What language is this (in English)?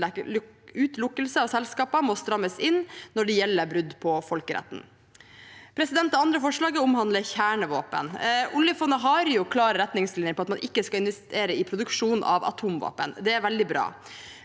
Norwegian